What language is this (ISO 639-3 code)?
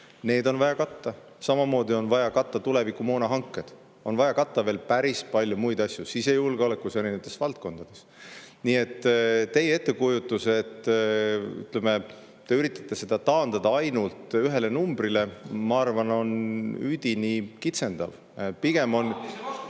est